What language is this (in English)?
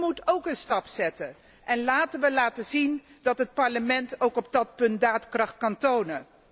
Dutch